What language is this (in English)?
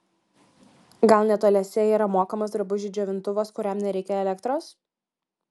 Lithuanian